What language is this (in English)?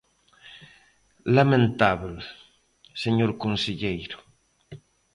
Galician